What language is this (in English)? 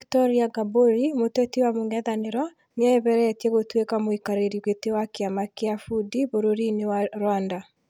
Kikuyu